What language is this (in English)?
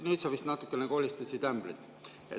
Estonian